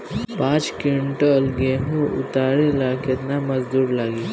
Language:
Bhojpuri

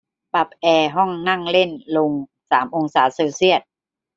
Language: Thai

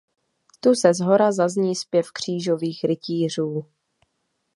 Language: Czech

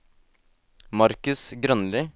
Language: Norwegian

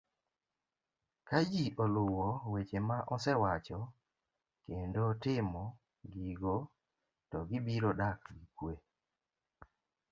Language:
Luo (Kenya and Tanzania)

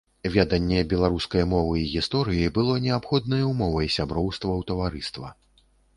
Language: Belarusian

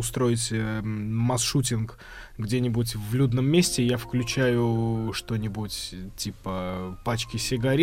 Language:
Russian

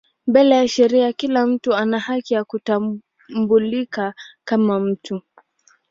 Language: Swahili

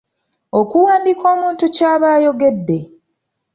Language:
Ganda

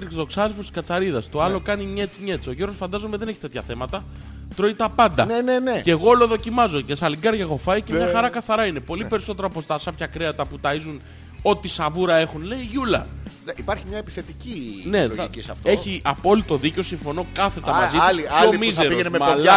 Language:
Greek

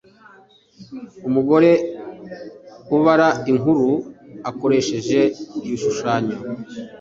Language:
Kinyarwanda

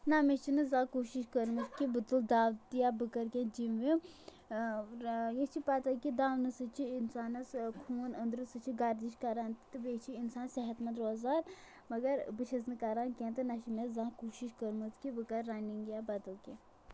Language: Kashmiri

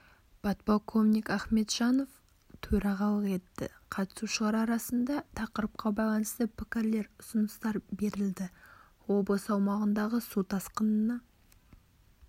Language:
Kazakh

